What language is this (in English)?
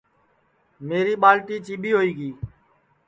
Sansi